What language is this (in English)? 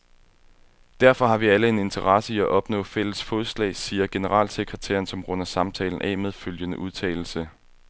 Danish